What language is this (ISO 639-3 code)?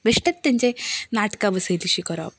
kok